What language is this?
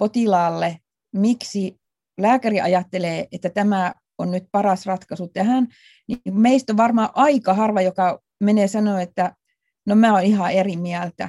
Finnish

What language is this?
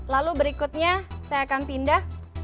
Indonesian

